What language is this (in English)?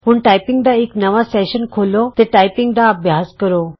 Punjabi